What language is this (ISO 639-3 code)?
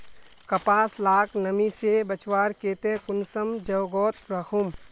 mag